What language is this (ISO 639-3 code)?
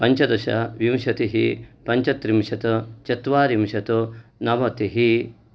san